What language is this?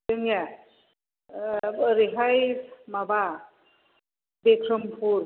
Bodo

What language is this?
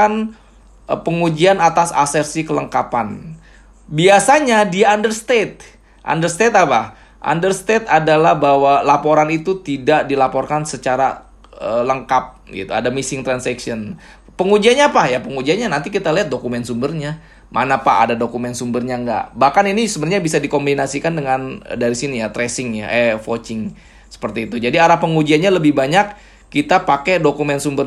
Indonesian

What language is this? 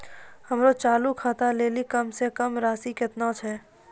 Maithili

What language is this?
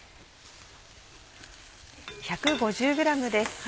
Japanese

